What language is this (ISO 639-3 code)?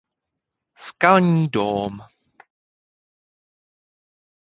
ces